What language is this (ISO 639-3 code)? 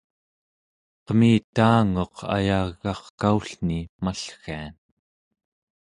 esu